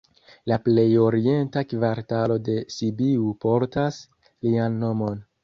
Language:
Esperanto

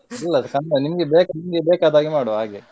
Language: Kannada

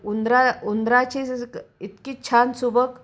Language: Marathi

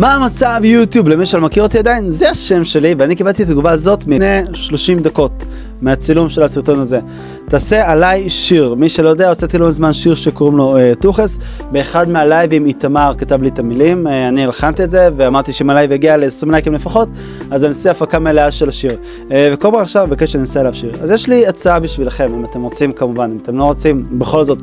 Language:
Hebrew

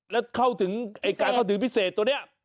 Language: Thai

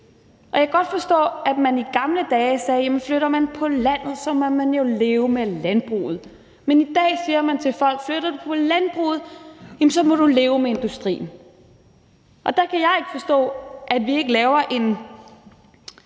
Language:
Danish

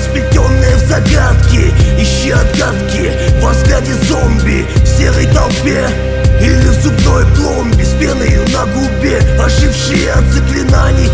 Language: Russian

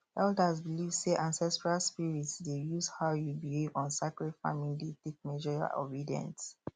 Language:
Nigerian Pidgin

